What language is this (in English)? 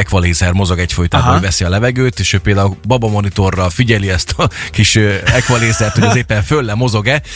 Hungarian